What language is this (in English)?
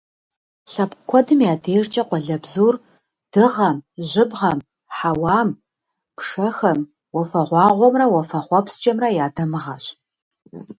Kabardian